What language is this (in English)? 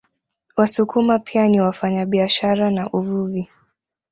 Swahili